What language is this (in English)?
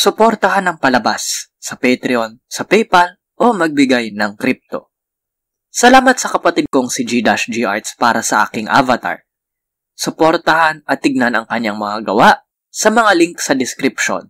Filipino